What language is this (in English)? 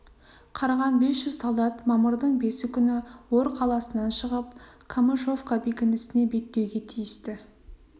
Kazakh